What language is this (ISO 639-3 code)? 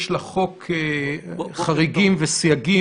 heb